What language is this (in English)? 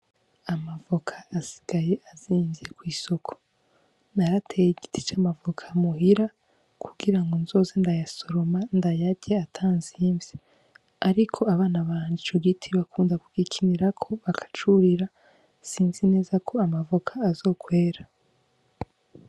Rundi